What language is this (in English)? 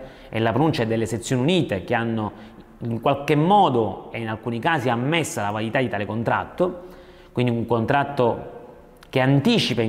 Italian